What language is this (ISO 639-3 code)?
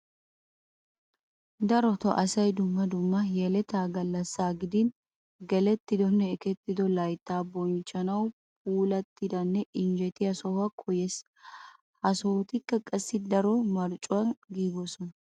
wal